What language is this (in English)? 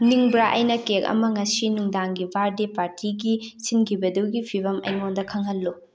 Manipuri